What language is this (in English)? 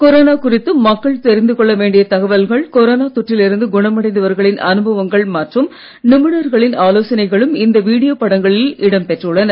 Tamil